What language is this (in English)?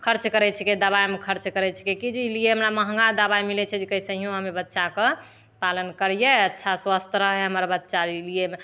Maithili